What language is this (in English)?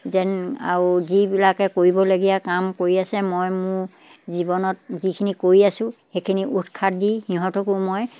Assamese